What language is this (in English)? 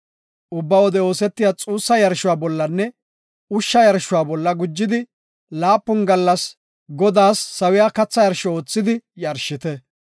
Gofa